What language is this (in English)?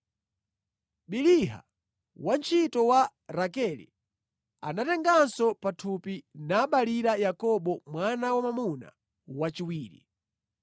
Nyanja